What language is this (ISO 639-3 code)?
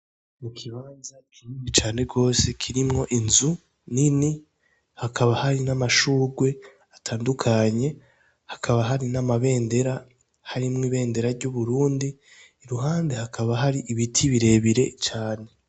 run